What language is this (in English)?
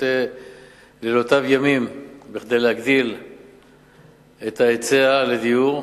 Hebrew